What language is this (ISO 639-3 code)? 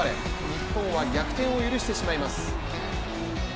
jpn